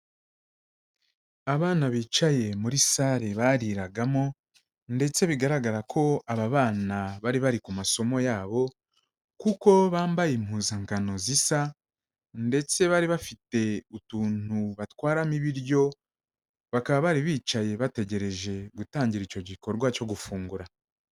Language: Kinyarwanda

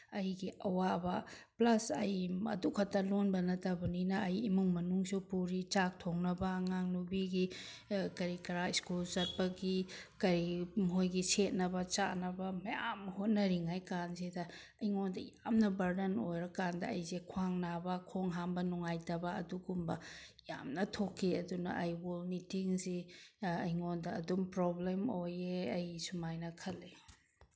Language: Manipuri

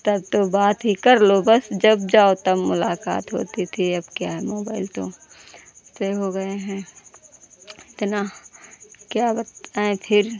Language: Hindi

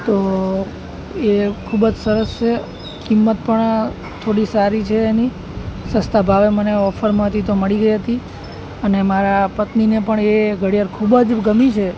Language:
Gujarati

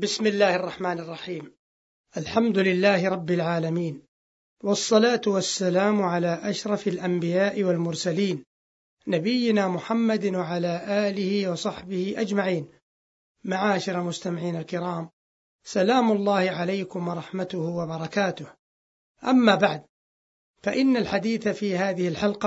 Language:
Arabic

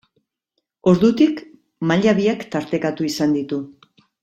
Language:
Basque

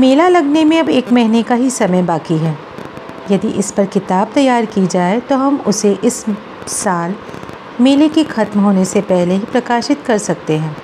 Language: Hindi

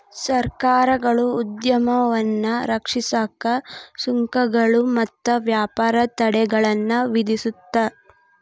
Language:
Kannada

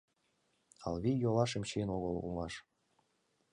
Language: Mari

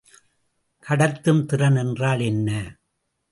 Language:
Tamil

